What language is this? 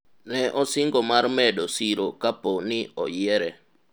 Luo (Kenya and Tanzania)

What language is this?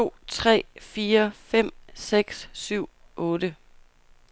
Danish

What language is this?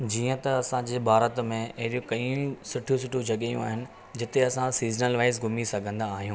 Sindhi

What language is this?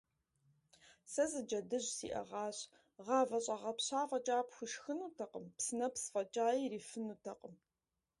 Kabardian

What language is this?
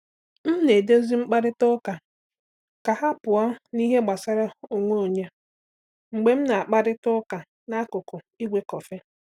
Igbo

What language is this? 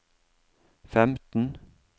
Norwegian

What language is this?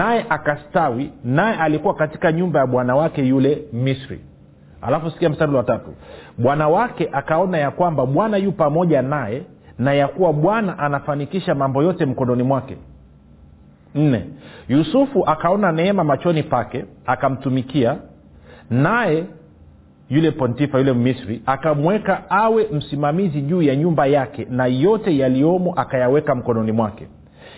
Swahili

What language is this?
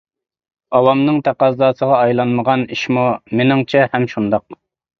Uyghur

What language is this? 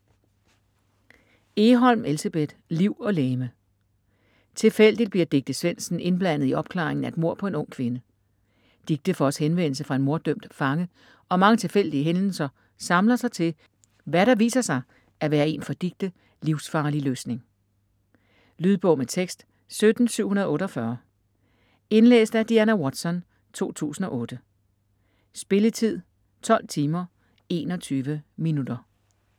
Danish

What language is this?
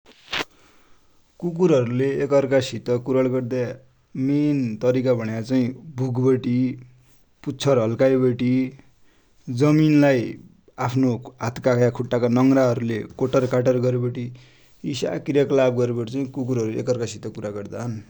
Dotyali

